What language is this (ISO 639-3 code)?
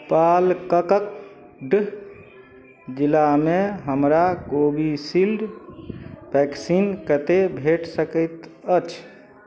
mai